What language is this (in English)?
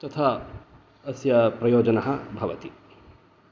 Sanskrit